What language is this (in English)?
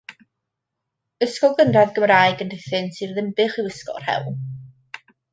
Welsh